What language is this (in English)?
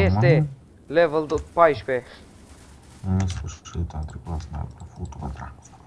Romanian